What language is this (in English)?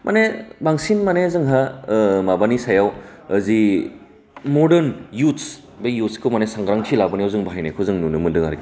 Bodo